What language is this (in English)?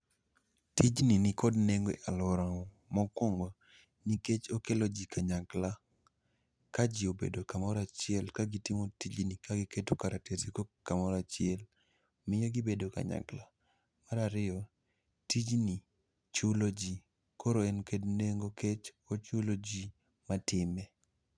Luo (Kenya and Tanzania)